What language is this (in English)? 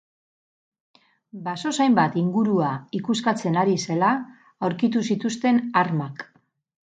Basque